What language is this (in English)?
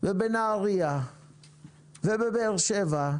Hebrew